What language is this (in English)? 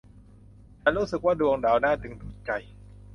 Thai